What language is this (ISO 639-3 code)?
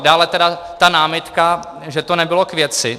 ces